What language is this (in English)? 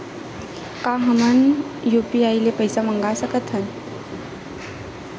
Chhattisgarhi